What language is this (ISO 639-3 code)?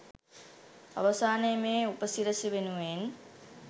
sin